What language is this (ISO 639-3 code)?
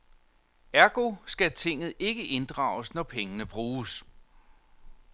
dan